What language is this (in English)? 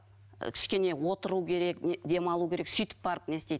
Kazakh